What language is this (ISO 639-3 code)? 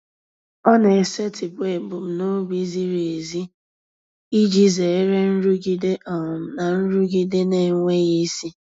ibo